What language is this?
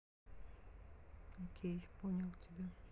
Russian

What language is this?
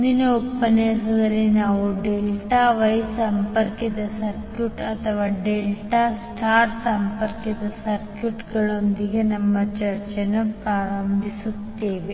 Kannada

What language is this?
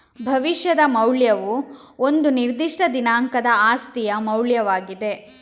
Kannada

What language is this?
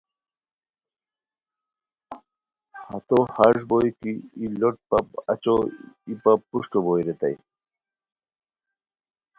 Khowar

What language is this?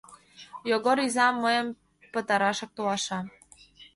Mari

